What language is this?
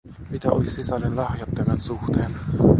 Finnish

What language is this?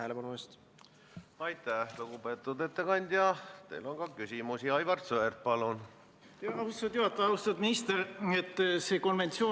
Estonian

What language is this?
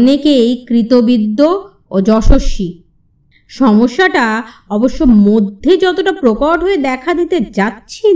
Bangla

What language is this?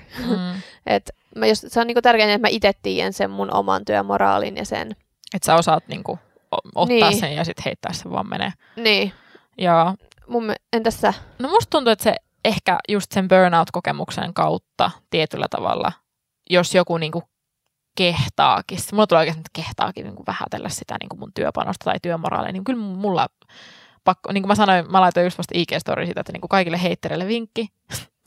Finnish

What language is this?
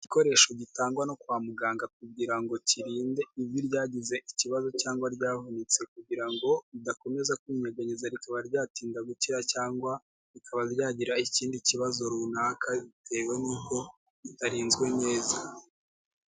Kinyarwanda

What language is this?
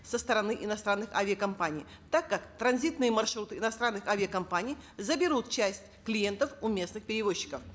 Kazakh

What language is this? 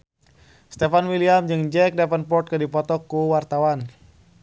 Sundanese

